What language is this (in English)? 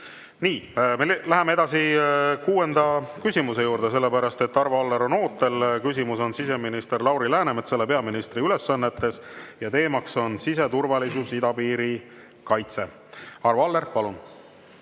Estonian